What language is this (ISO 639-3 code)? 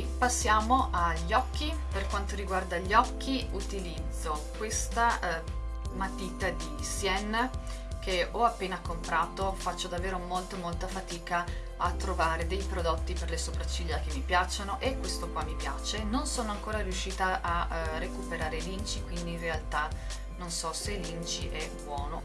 ita